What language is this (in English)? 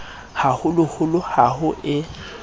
Southern Sotho